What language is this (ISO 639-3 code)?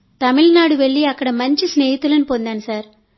tel